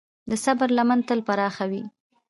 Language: Pashto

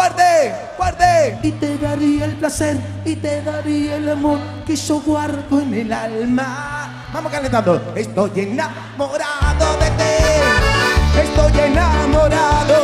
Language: Spanish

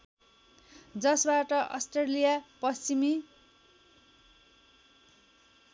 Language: Nepali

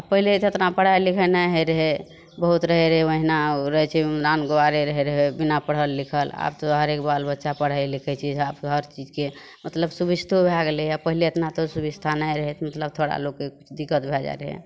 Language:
Maithili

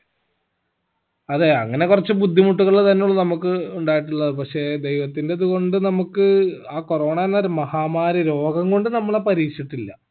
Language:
Malayalam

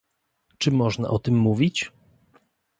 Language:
Polish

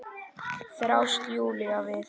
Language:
Icelandic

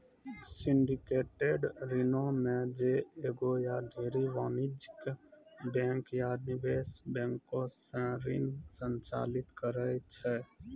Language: Maithili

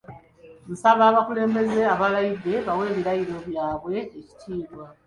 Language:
Ganda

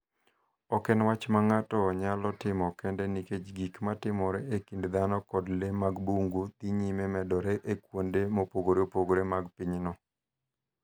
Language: Luo (Kenya and Tanzania)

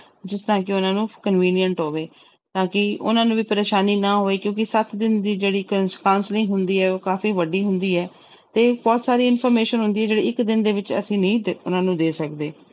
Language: Punjabi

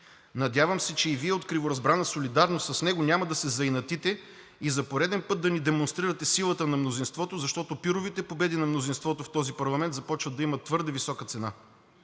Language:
Bulgarian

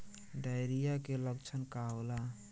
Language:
Bhojpuri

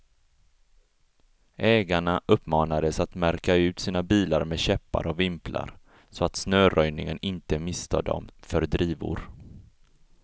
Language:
Swedish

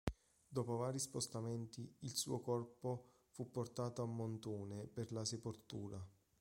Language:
Italian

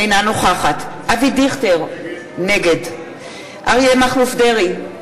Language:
Hebrew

